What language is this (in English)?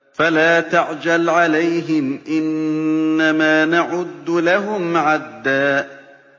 Arabic